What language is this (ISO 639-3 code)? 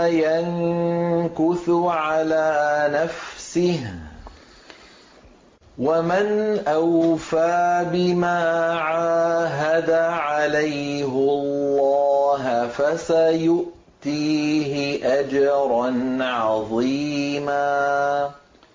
ara